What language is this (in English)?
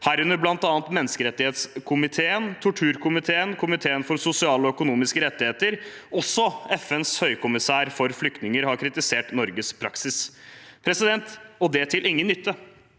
Norwegian